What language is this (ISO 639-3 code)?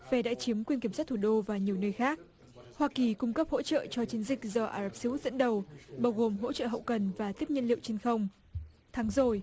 vie